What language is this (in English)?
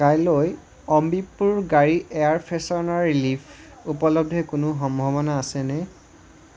Assamese